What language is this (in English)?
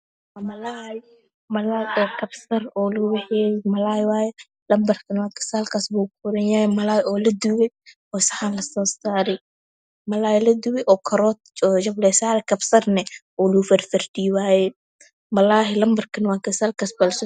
Somali